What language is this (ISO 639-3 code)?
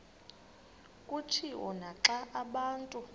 xho